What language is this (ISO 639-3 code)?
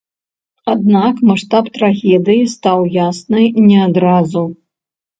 bel